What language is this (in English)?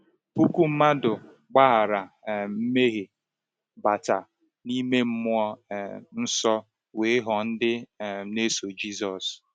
Igbo